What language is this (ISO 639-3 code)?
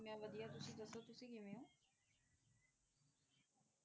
pan